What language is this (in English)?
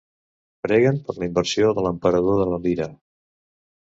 Catalan